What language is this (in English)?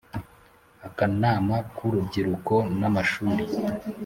Kinyarwanda